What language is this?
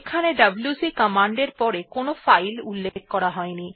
Bangla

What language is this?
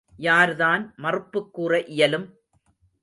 Tamil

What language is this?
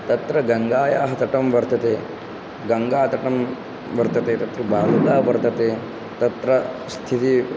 Sanskrit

